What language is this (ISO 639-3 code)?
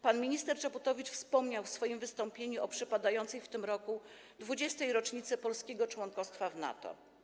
pol